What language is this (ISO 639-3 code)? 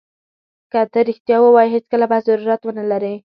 pus